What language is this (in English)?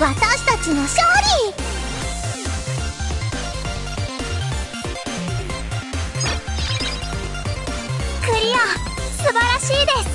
Japanese